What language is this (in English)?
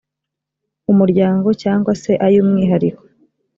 Kinyarwanda